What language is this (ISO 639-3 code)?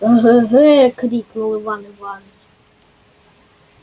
rus